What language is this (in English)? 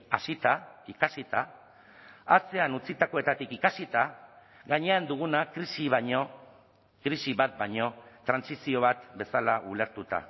Basque